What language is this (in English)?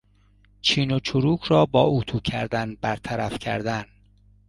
Persian